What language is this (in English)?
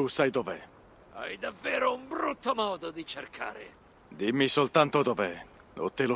Italian